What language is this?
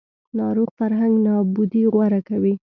Pashto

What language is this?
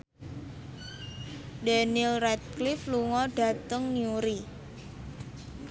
Javanese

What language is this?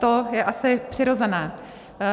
Czech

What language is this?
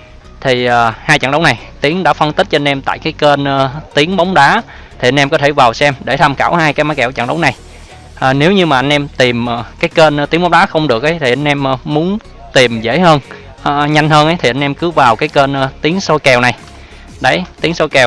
Vietnamese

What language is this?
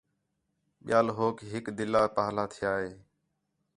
Khetrani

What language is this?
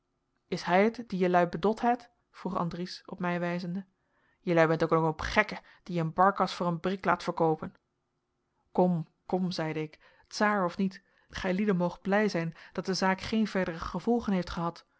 Dutch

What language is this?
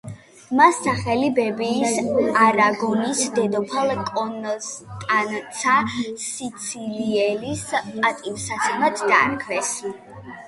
Georgian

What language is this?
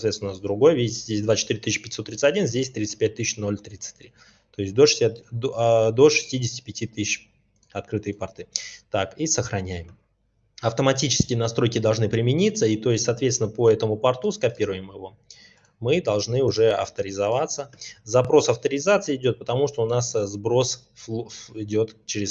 Russian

